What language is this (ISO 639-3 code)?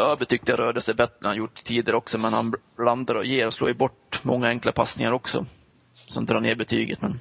swe